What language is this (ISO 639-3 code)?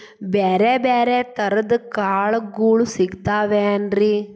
kan